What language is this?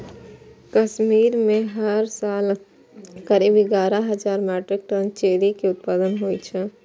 Maithili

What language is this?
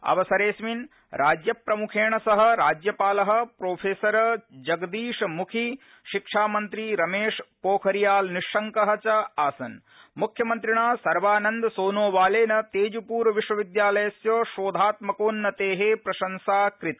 Sanskrit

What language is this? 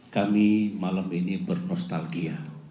Indonesian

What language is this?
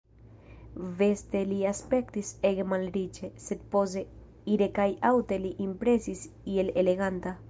Esperanto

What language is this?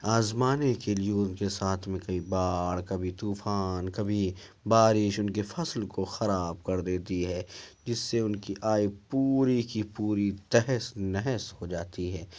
Urdu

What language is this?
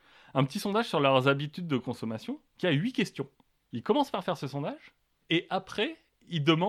French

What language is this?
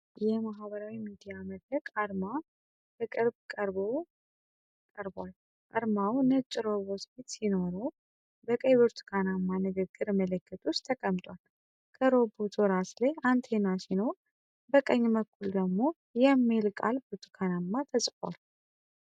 Amharic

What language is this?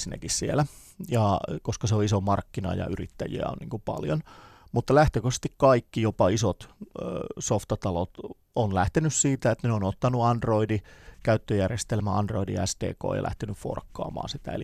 Finnish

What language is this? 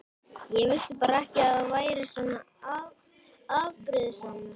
Icelandic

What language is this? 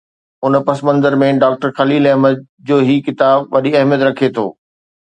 Sindhi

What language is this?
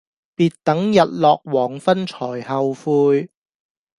Cantonese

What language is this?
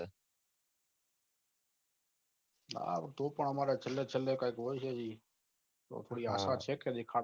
Gujarati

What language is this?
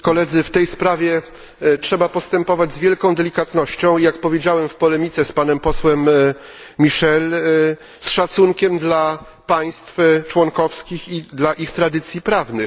Polish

